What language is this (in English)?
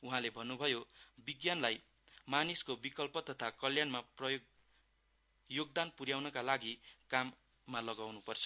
Nepali